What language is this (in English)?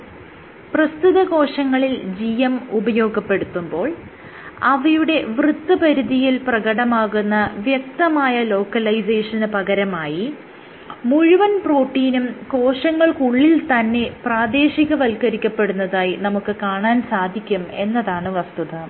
Malayalam